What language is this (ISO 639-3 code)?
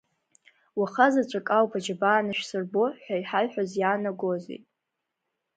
abk